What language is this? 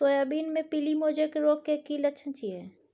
Maithili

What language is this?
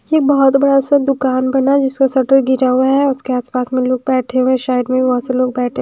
Hindi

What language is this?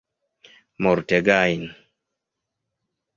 Esperanto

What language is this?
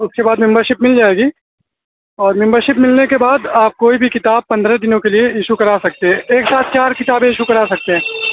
Urdu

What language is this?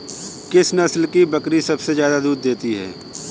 Hindi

